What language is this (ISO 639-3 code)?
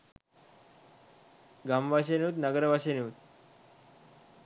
sin